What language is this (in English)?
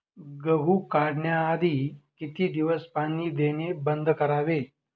Marathi